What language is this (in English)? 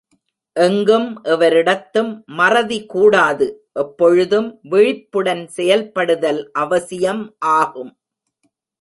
Tamil